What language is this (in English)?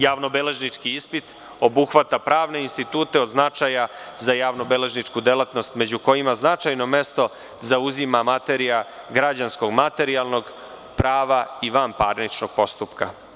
Serbian